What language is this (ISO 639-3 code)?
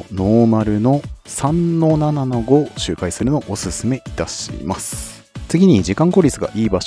jpn